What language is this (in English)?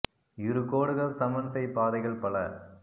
Tamil